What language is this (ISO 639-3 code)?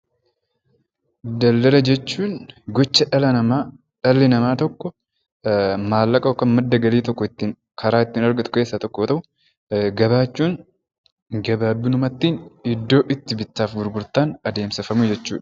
orm